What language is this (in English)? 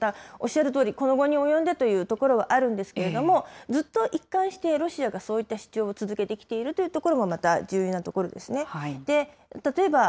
Japanese